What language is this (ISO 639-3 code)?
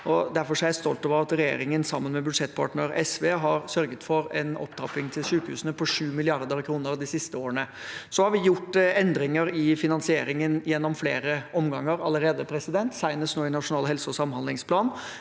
nor